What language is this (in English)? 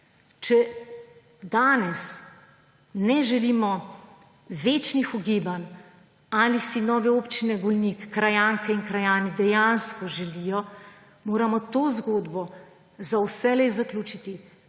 Slovenian